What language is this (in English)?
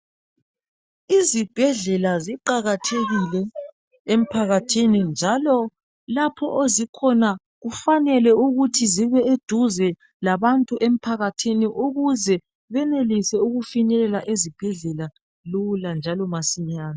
North Ndebele